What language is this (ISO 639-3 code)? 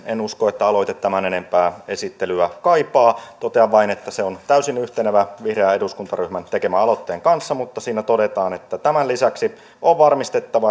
fin